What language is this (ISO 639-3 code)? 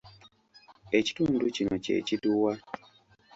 lug